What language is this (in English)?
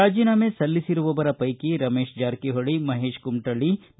Kannada